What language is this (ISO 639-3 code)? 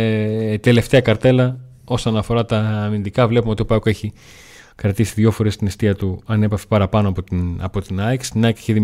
ell